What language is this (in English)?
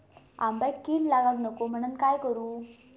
Marathi